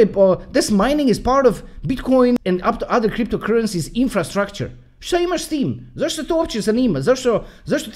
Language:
Croatian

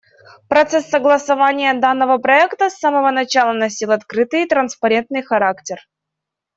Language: Russian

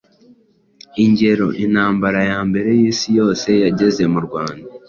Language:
Kinyarwanda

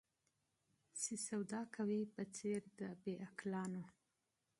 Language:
Pashto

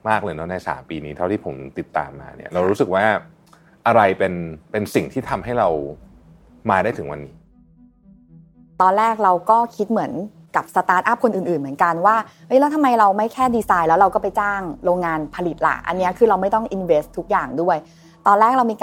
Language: Thai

